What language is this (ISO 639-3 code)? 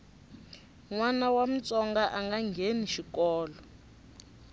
tso